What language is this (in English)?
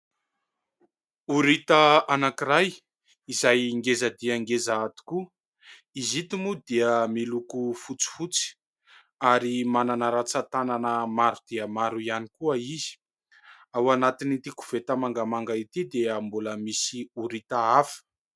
Malagasy